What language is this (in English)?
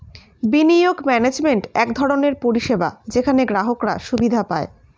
Bangla